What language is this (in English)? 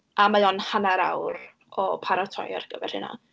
Welsh